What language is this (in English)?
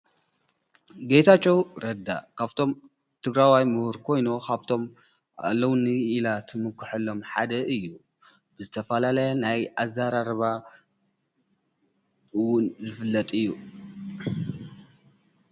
Tigrinya